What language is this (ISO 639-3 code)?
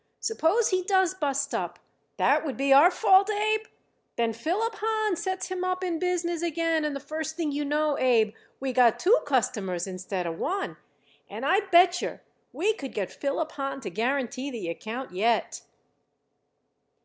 eng